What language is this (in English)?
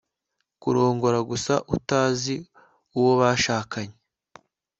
Kinyarwanda